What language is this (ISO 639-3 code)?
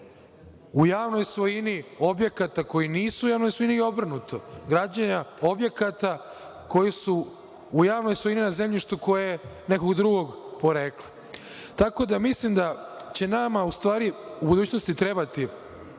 srp